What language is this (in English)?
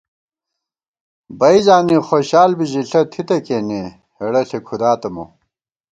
Gawar-Bati